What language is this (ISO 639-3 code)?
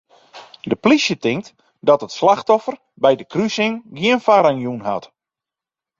fry